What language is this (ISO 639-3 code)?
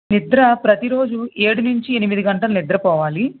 tel